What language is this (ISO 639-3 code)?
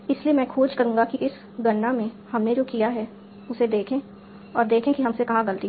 hin